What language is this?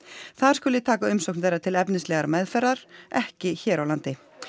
Icelandic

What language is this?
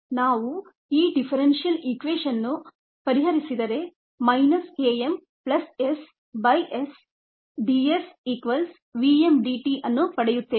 Kannada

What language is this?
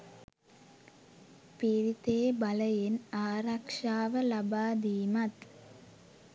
Sinhala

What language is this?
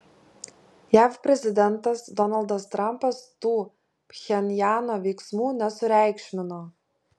Lithuanian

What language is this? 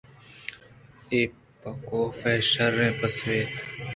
Eastern Balochi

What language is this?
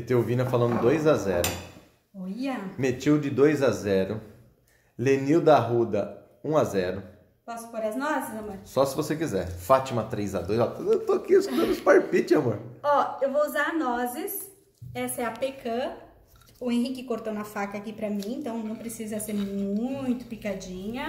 Portuguese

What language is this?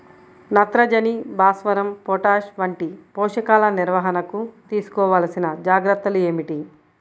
Telugu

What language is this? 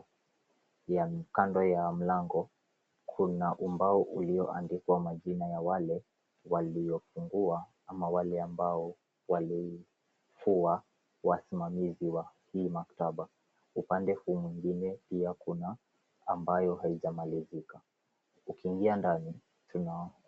Swahili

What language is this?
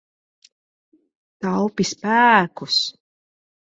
Latvian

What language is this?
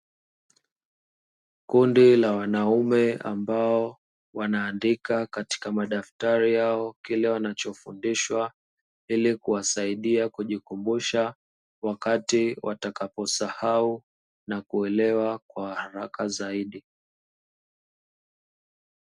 Swahili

